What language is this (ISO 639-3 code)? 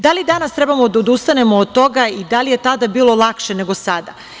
srp